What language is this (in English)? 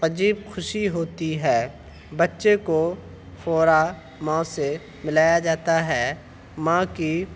Urdu